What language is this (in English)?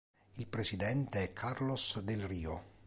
Italian